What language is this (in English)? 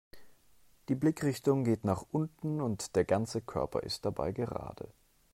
German